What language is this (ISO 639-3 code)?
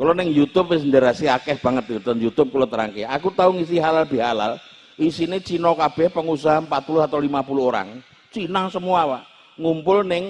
ind